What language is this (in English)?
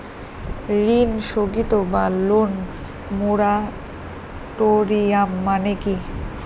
Bangla